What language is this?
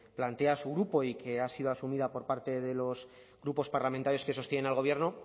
Spanish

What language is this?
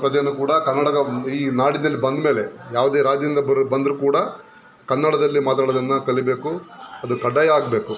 Kannada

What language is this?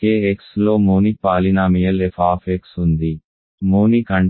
Telugu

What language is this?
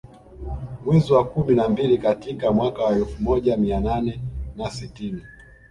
Swahili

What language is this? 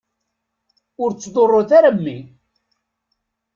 Kabyle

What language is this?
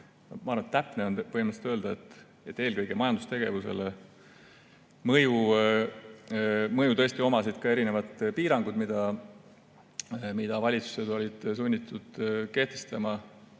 Estonian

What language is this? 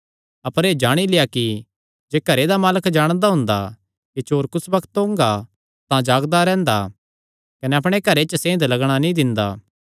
Kangri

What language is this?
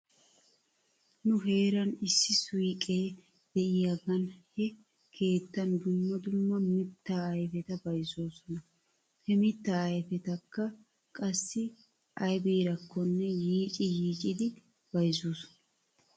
Wolaytta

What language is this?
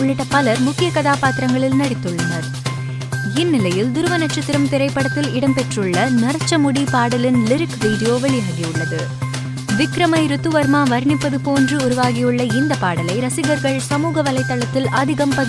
Tamil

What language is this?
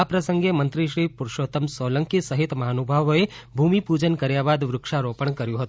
Gujarati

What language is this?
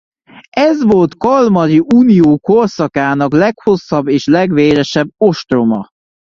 Hungarian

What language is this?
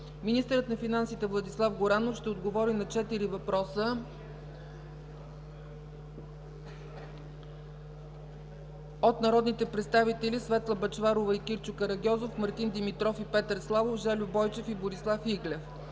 Bulgarian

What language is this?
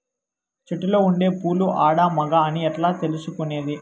Telugu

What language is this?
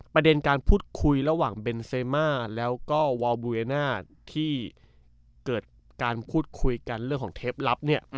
Thai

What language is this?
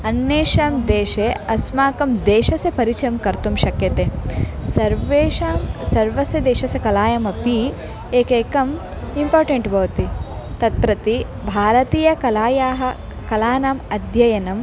Sanskrit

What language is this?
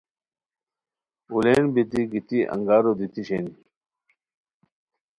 Khowar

